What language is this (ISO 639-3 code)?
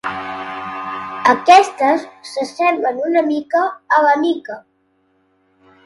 cat